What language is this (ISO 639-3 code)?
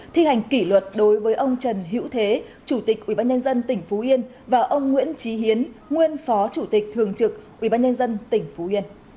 vie